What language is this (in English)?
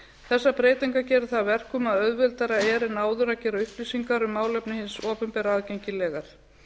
Icelandic